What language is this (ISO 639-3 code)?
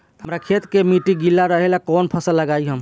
bho